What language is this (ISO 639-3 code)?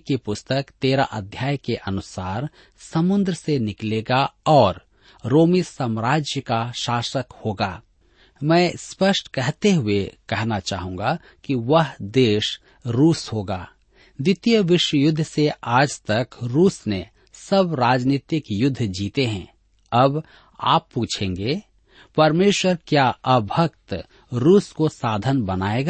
hin